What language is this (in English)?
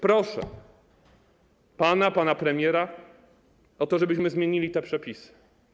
Polish